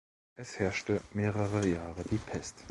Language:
German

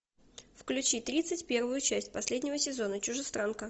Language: Russian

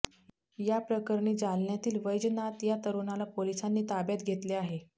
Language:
Marathi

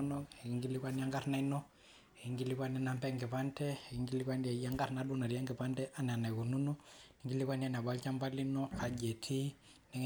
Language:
Masai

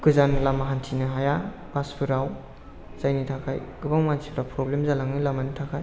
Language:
Bodo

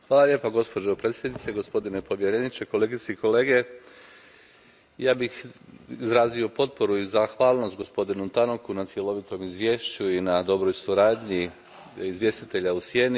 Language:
Croatian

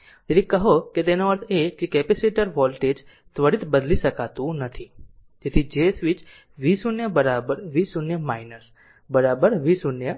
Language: Gujarati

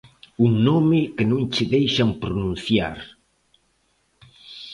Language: Galician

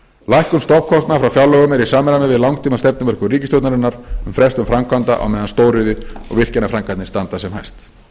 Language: Icelandic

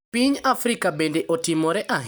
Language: Luo (Kenya and Tanzania)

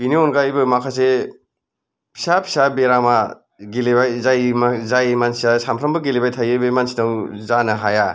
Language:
Bodo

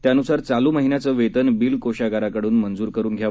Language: Marathi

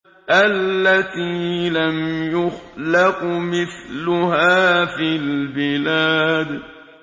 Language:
Arabic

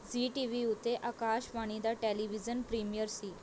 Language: Punjabi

